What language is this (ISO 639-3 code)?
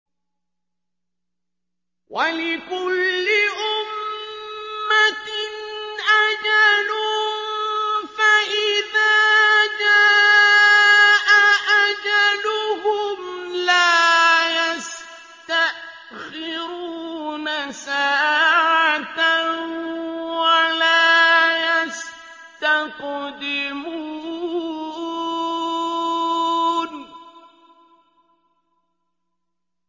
ara